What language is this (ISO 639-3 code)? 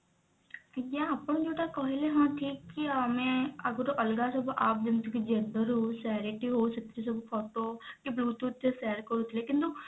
ori